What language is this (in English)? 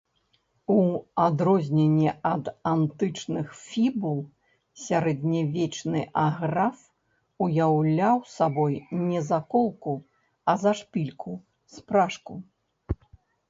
Belarusian